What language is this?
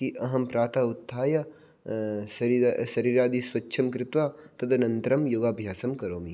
Sanskrit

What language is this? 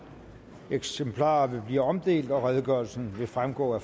Danish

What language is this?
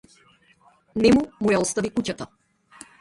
Macedonian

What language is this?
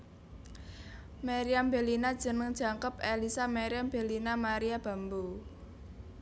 Javanese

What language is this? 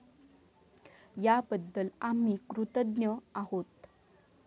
Marathi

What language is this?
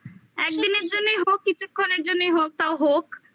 Bangla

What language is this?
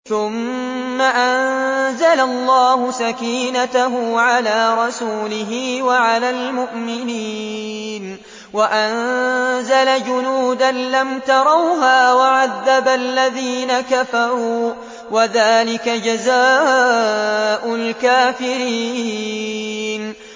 Arabic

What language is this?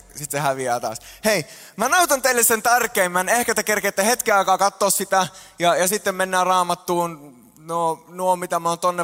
Finnish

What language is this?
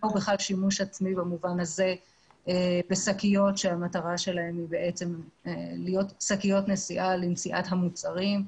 Hebrew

